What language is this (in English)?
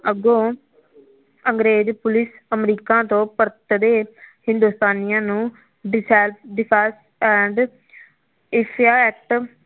Punjabi